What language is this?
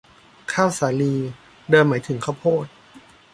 Thai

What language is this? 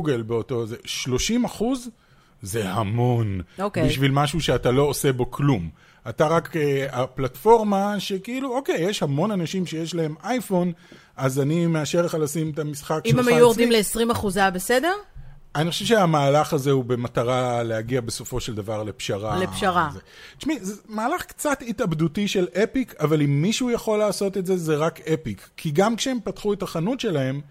Hebrew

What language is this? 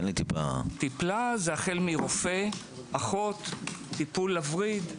Hebrew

